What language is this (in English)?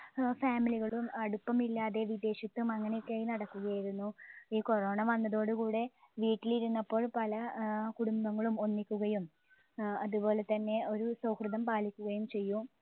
Malayalam